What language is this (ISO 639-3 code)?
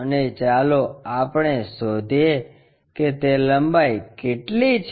guj